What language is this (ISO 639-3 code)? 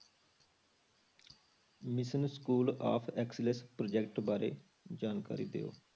pan